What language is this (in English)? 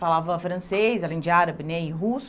Portuguese